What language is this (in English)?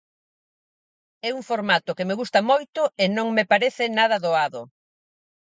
Galician